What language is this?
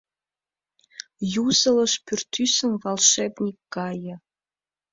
Mari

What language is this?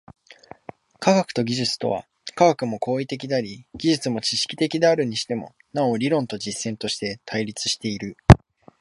Japanese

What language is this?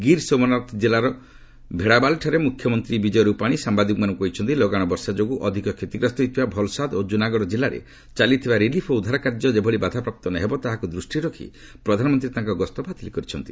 Odia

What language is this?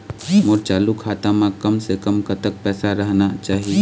Chhattisgarhi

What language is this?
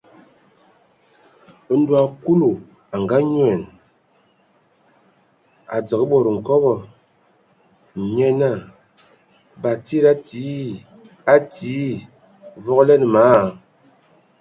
Ewondo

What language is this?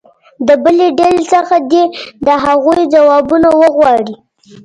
Pashto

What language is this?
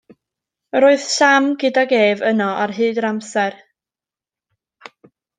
Welsh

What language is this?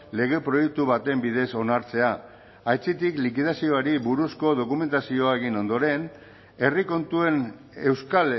Basque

